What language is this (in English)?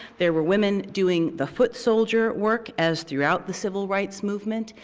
English